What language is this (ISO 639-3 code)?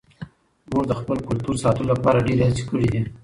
pus